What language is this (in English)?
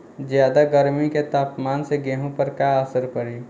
Bhojpuri